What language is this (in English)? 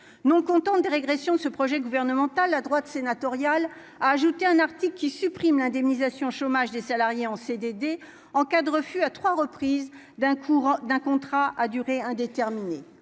French